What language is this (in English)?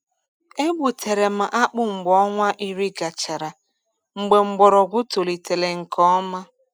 Igbo